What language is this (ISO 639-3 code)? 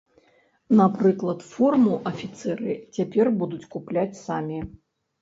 bel